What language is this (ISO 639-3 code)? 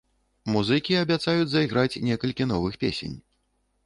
bel